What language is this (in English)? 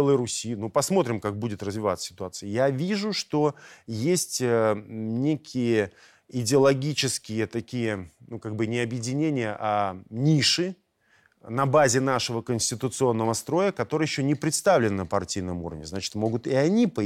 Russian